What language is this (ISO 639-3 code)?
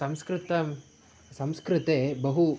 san